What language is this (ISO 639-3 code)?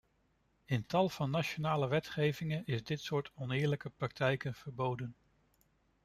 nld